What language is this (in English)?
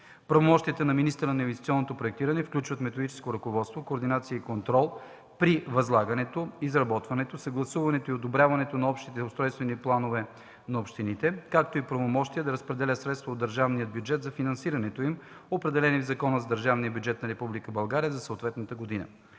Bulgarian